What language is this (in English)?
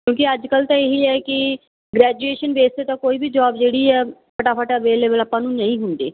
Punjabi